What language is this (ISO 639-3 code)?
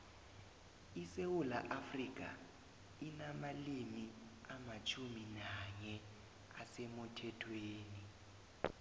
nbl